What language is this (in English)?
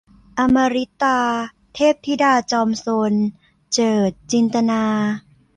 Thai